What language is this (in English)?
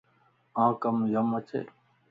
Lasi